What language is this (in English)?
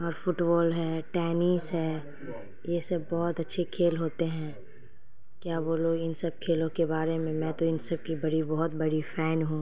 Urdu